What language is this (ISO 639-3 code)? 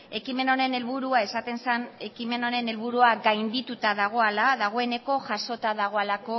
eus